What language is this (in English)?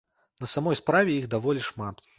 Belarusian